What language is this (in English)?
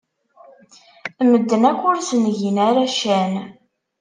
Kabyle